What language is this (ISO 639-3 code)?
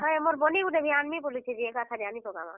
ori